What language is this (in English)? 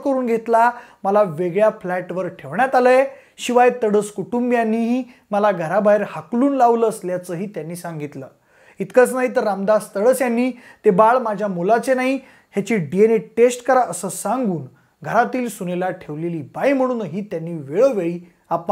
Marathi